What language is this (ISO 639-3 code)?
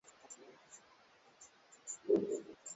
swa